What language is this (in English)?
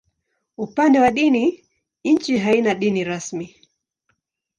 Swahili